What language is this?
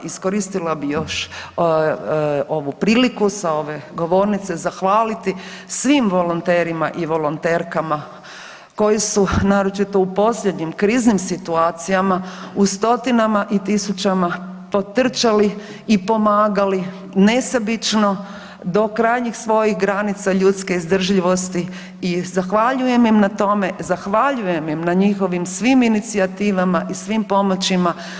Croatian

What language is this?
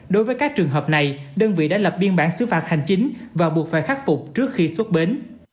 Vietnamese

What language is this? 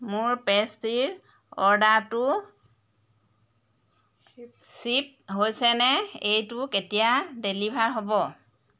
Assamese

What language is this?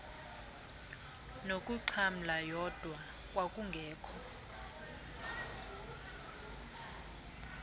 Xhosa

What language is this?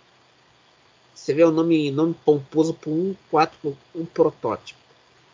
Portuguese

